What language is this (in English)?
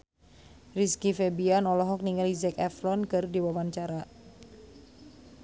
Sundanese